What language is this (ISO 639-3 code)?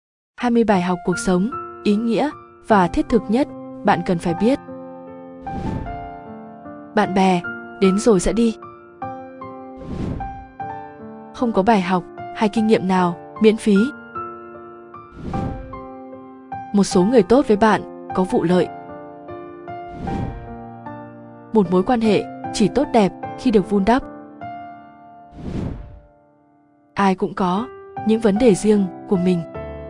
vie